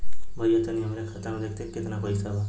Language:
Bhojpuri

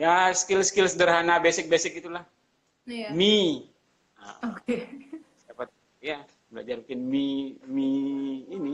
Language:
Indonesian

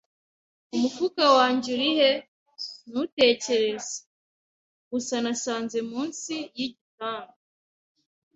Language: Kinyarwanda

